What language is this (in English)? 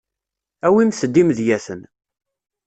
Kabyle